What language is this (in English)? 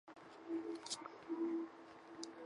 Chinese